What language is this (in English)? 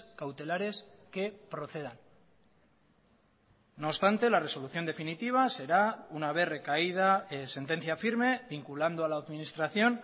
Spanish